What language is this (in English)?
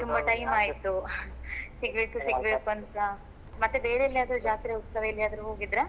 Kannada